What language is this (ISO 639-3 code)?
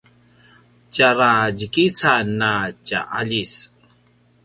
pwn